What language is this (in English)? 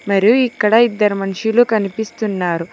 Telugu